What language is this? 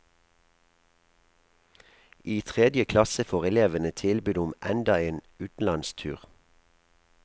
Norwegian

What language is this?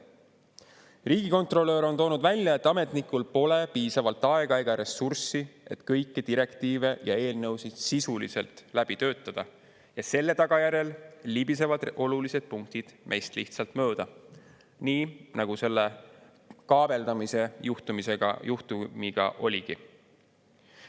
Estonian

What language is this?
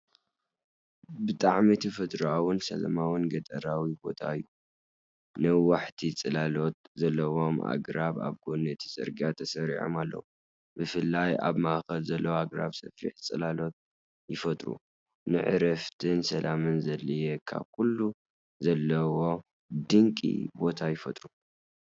Tigrinya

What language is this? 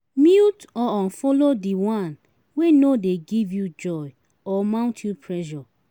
Nigerian Pidgin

